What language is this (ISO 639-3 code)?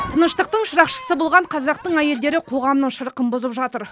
kaz